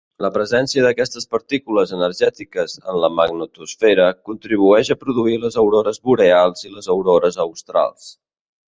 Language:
Catalan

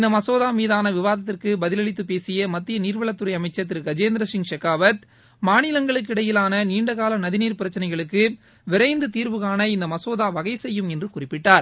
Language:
Tamil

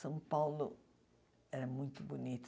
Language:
Portuguese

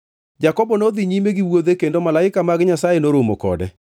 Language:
Luo (Kenya and Tanzania)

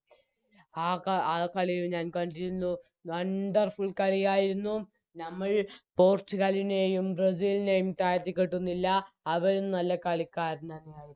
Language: Malayalam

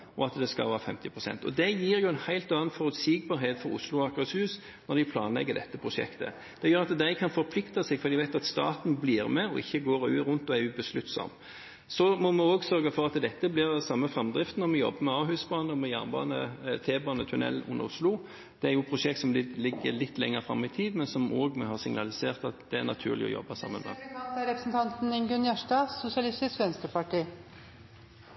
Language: Norwegian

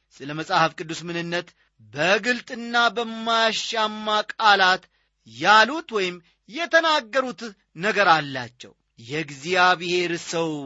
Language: Amharic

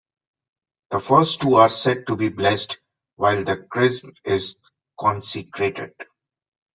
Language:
English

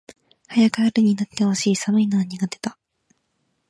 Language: Japanese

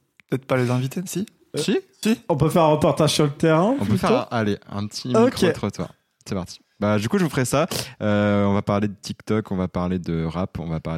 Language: French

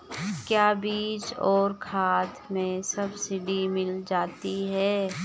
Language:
Hindi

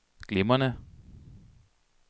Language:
Danish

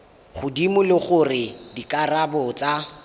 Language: Tswana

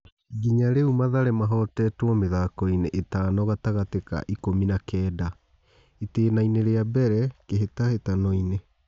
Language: Kikuyu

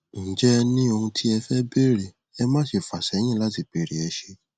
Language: Yoruba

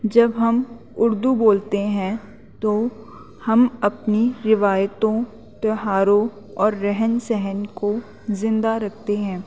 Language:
Urdu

